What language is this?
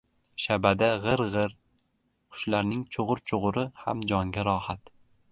Uzbek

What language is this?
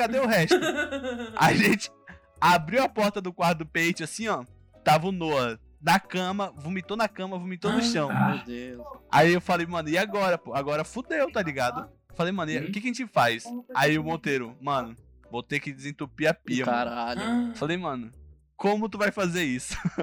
Portuguese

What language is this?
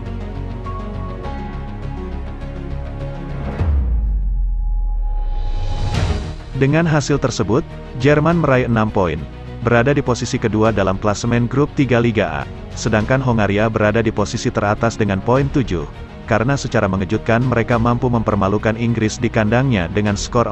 Indonesian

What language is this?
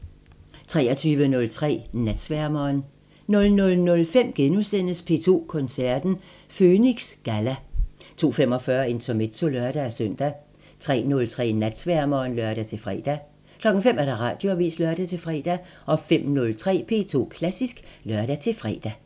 Danish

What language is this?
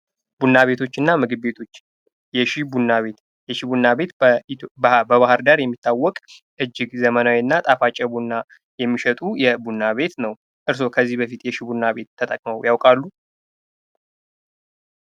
Amharic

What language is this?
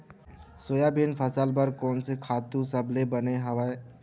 Chhattisgarhi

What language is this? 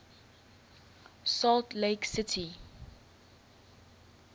English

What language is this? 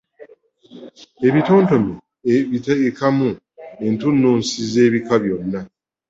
Ganda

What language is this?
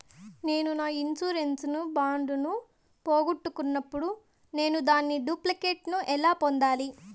Telugu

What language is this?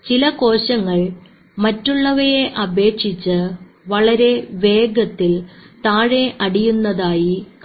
Malayalam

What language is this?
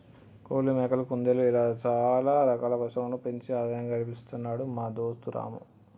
Telugu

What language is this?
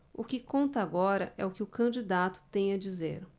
Portuguese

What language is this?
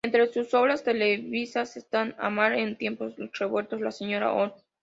Spanish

